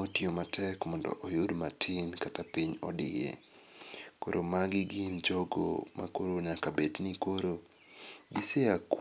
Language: Luo (Kenya and Tanzania)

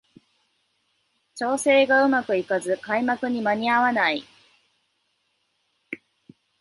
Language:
Japanese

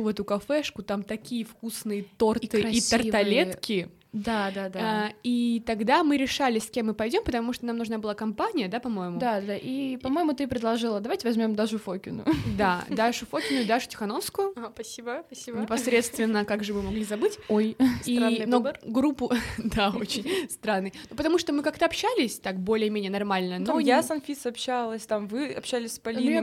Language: Russian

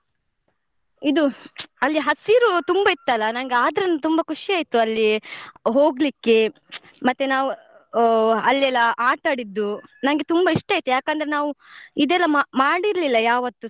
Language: Kannada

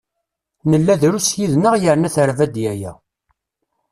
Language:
Kabyle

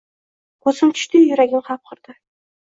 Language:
Uzbek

